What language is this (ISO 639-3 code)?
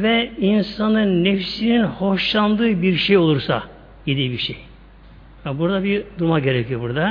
tur